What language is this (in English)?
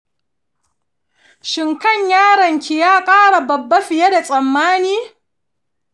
Hausa